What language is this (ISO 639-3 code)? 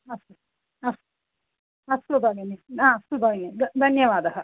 san